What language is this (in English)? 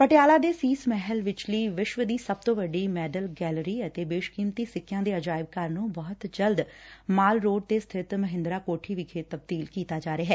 Punjabi